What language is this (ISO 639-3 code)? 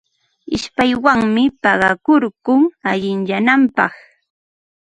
qva